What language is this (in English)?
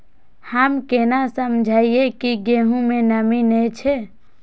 Maithili